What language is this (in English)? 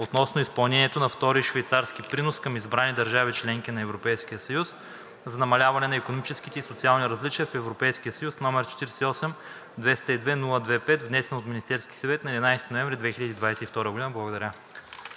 Bulgarian